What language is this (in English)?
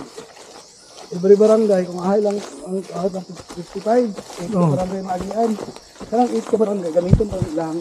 Filipino